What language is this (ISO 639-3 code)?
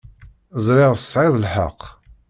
kab